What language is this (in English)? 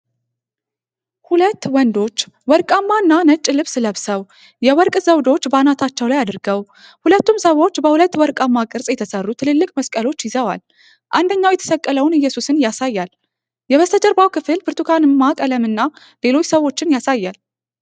Amharic